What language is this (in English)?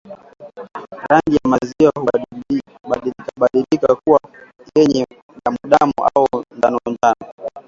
Swahili